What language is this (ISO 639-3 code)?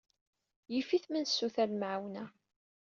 kab